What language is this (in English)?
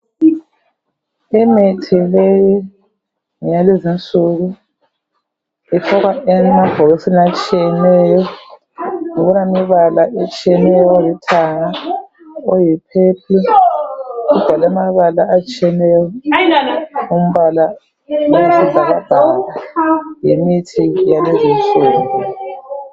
North Ndebele